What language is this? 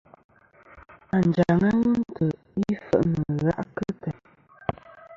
Kom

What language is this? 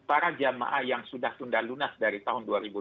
Indonesian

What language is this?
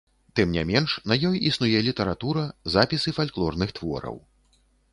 Belarusian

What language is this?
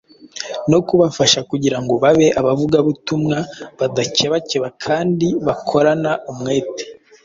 Kinyarwanda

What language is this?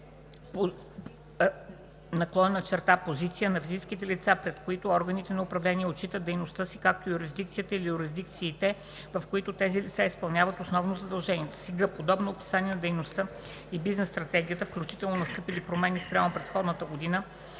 Bulgarian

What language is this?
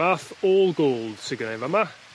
Welsh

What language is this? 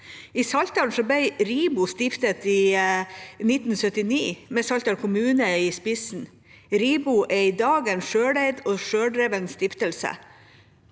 Norwegian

